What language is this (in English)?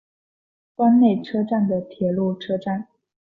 Chinese